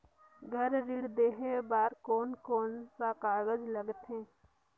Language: Chhattisgarhi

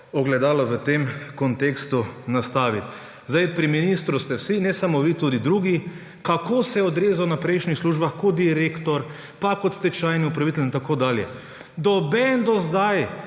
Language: Slovenian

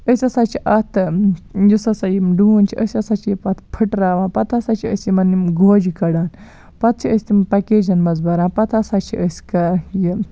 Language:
Kashmiri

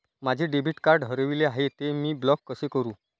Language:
Marathi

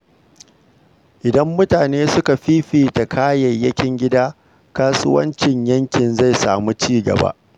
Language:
Hausa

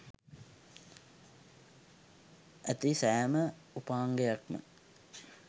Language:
Sinhala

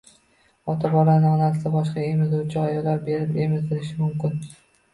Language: Uzbek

